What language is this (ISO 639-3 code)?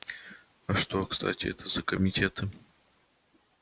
rus